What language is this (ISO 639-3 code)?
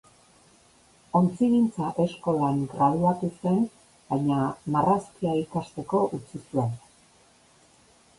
eus